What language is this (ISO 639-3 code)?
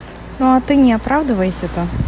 rus